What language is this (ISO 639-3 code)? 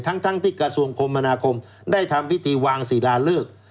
tha